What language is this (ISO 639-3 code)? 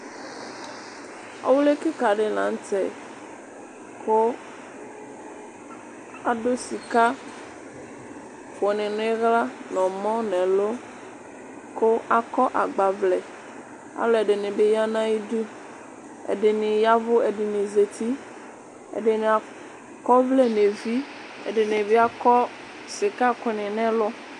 kpo